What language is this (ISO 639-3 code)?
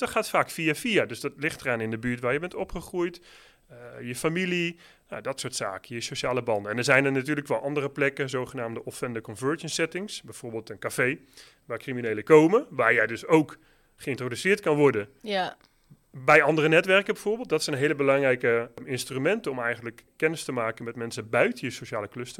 nld